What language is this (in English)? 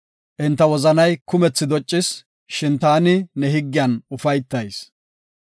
Gofa